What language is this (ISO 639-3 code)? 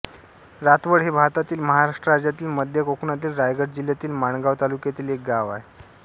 mar